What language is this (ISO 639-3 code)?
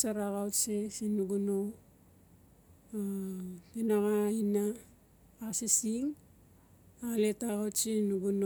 ncf